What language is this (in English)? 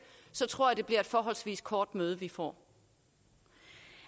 Danish